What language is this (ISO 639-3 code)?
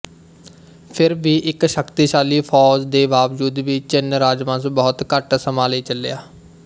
pan